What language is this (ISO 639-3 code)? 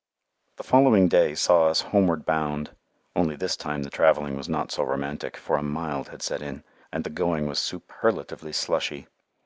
eng